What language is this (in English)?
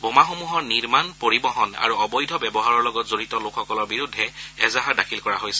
Assamese